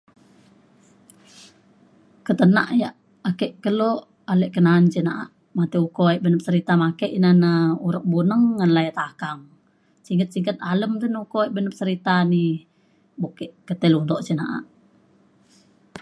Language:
Mainstream Kenyah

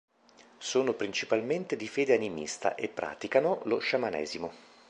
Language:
Italian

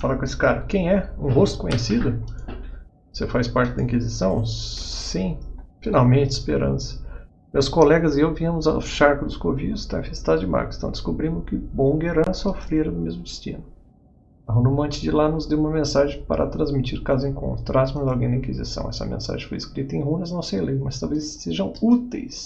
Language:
Portuguese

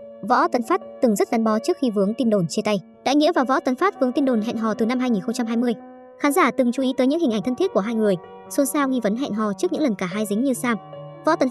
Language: Vietnamese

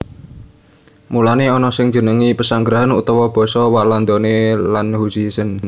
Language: Javanese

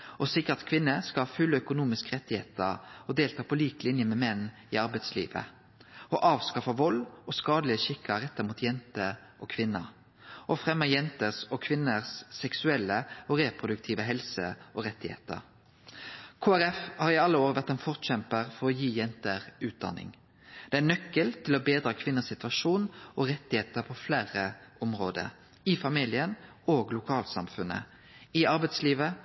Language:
Norwegian Nynorsk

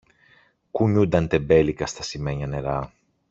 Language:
Greek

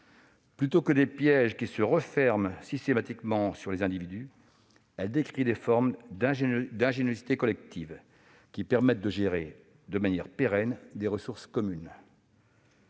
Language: French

